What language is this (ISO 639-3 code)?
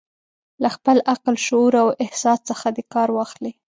pus